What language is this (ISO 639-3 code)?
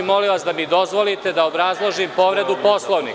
srp